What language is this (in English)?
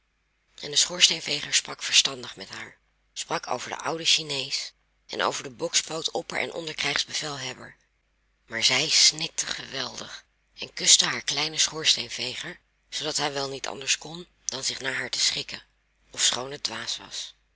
Dutch